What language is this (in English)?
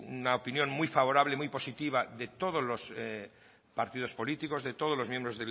Spanish